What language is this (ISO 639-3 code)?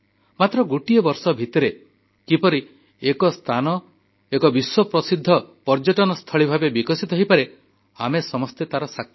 ori